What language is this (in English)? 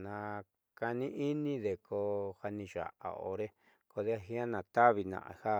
Southeastern Nochixtlán Mixtec